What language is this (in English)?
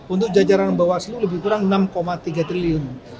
Indonesian